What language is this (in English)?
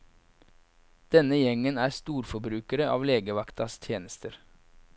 Norwegian